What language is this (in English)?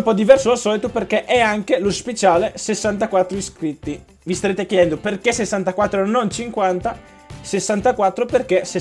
Italian